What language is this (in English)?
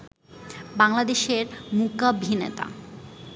Bangla